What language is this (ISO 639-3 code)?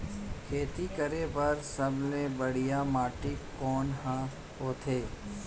hne